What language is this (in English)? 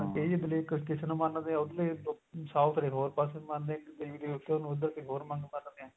Punjabi